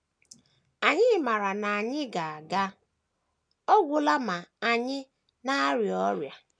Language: Igbo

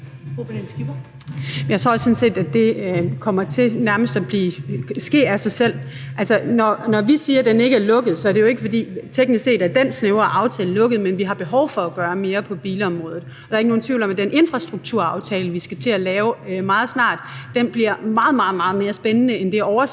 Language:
Danish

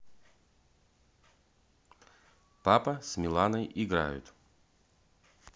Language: Russian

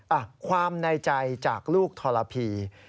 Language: Thai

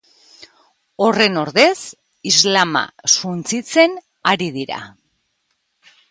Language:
Basque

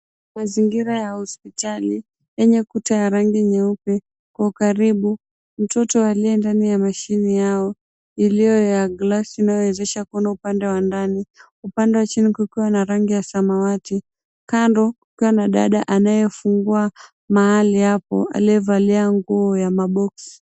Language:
Swahili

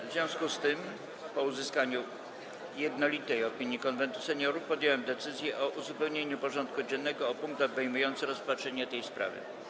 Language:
Polish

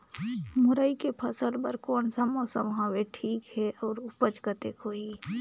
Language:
Chhattisgarhi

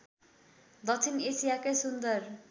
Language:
Nepali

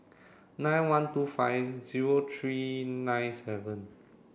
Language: English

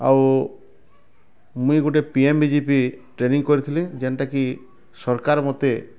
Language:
Odia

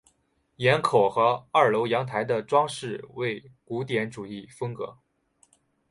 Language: Chinese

